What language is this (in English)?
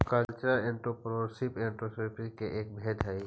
Magahi